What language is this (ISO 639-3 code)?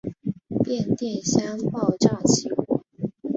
zho